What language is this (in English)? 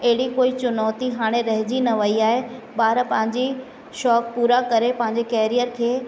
Sindhi